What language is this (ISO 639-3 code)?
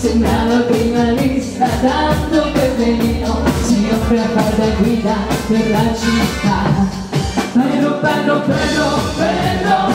swe